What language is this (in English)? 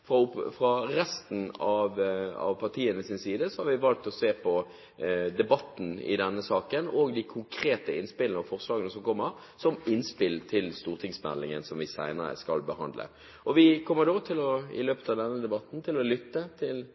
Norwegian Bokmål